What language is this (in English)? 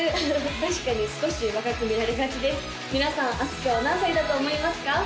Japanese